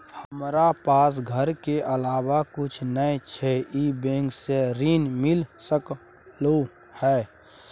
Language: Maithili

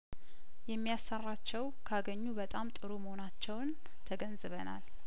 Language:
Amharic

